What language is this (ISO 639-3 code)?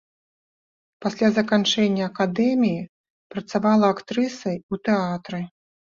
bel